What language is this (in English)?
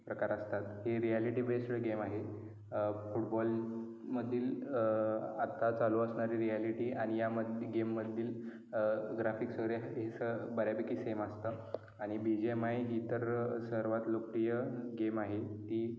Marathi